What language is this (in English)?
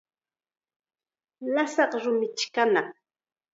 Chiquián Ancash Quechua